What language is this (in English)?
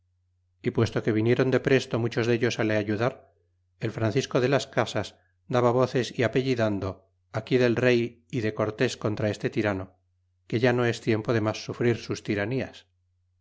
Spanish